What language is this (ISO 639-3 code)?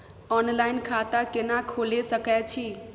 mai